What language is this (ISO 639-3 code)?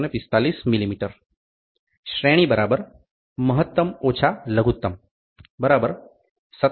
guj